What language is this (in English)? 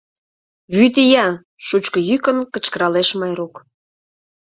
Mari